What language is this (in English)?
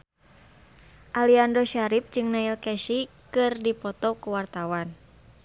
Sundanese